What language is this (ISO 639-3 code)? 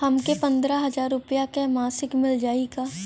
bho